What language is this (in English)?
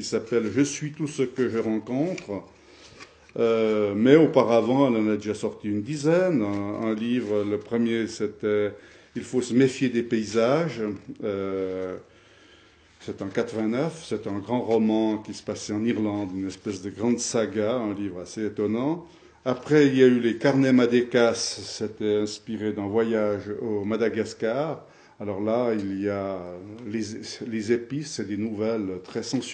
French